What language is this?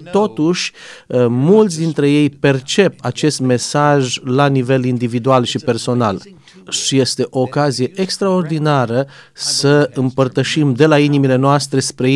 Romanian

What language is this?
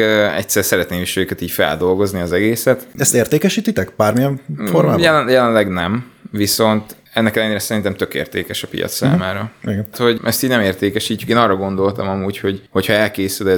Hungarian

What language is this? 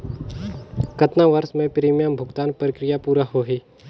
Chhattisgarhi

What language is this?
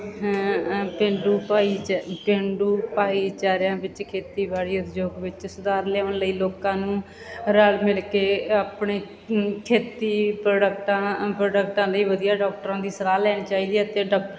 Punjabi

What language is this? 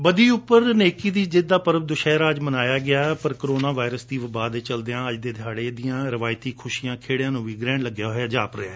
Punjabi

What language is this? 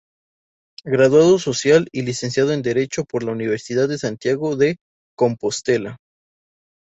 Spanish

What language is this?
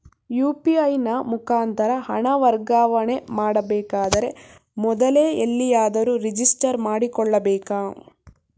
Kannada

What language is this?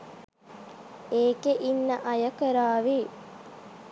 Sinhala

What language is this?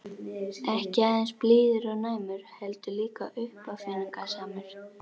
Icelandic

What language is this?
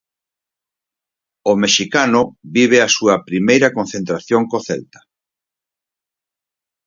Galician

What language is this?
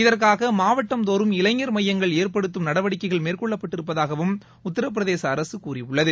Tamil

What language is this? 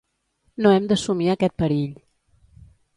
Catalan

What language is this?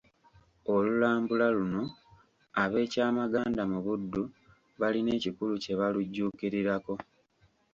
Ganda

